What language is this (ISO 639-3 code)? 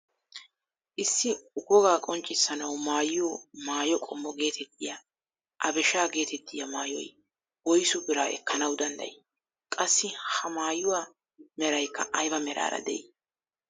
wal